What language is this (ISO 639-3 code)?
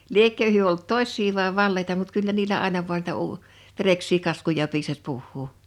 fin